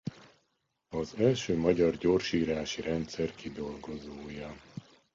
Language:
Hungarian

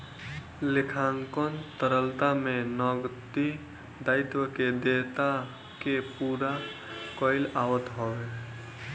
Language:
Bhojpuri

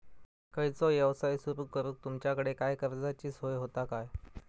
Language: Marathi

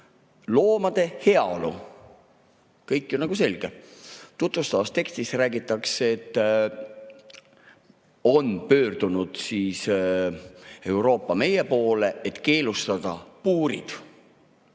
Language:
Estonian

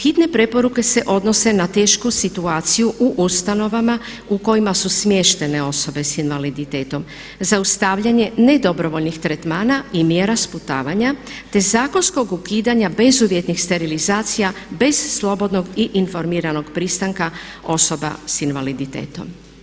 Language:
Croatian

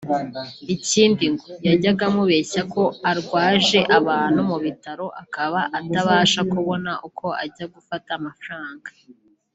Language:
Kinyarwanda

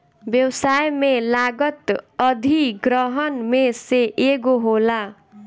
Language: Bhojpuri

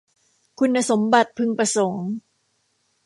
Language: Thai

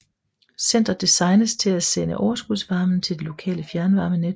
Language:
Danish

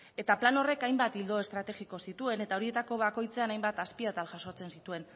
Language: Basque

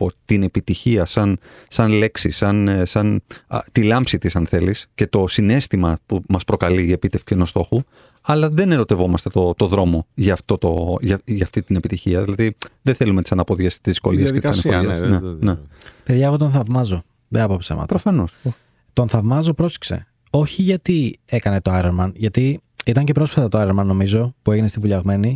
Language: Greek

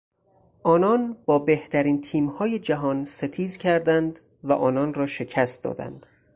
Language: Persian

